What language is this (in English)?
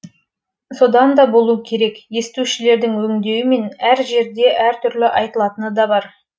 Kazakh